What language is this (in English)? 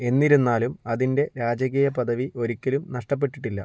Malayalam